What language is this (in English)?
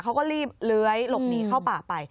Thai